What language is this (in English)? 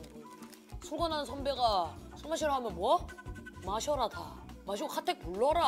Korean